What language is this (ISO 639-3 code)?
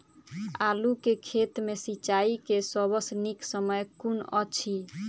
mai